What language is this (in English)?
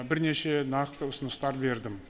Kazakh